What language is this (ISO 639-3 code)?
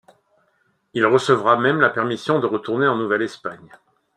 fra